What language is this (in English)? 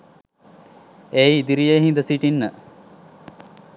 Sinhala